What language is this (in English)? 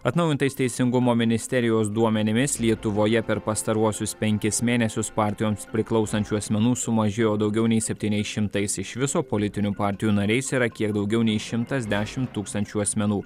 Lithuanian